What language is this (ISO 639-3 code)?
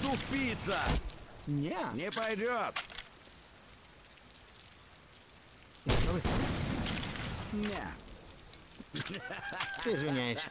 rus